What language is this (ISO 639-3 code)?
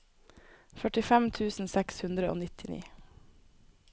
nor